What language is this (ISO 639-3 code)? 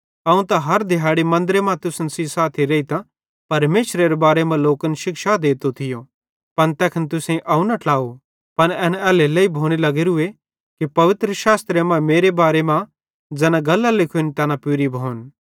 bhd